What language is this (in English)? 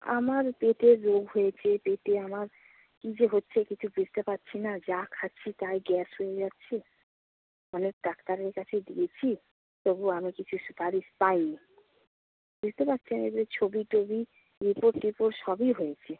Bangla